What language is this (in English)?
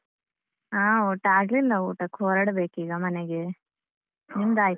Kannada